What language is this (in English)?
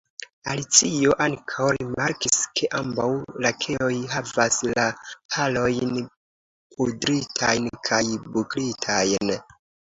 Esperanto